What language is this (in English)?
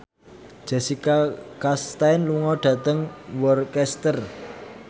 Javanese